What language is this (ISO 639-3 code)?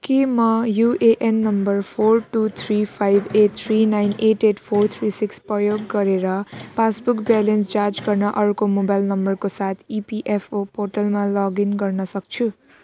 nep